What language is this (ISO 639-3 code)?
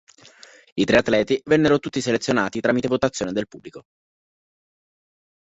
ita